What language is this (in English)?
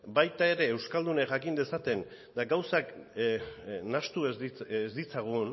Basque